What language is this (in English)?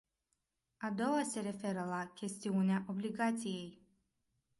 Romanian